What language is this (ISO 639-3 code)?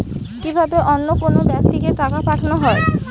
ben